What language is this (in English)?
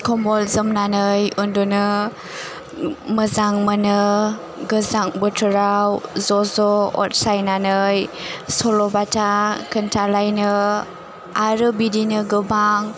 Bodo